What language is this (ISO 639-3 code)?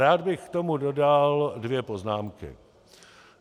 ces